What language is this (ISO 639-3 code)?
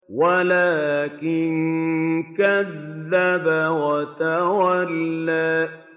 ara